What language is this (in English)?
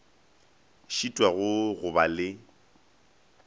Northern Sotho